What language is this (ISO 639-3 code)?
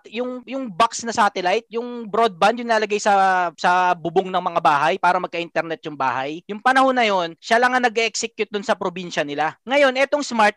fil